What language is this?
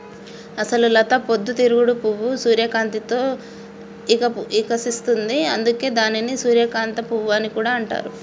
Telugu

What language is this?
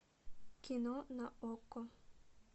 Russian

